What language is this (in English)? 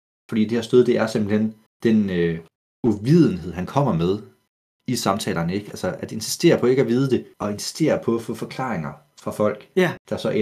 Danish